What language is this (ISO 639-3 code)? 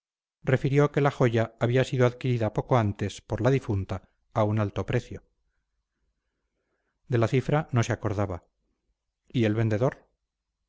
spa